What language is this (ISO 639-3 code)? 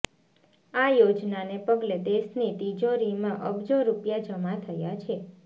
guj